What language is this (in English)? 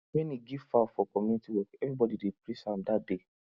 Nigerian Pidgin